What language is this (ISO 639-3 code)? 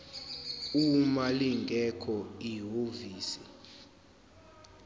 zul